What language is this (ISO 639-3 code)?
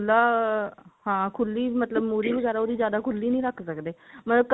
pan